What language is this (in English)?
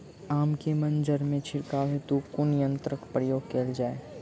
Maithili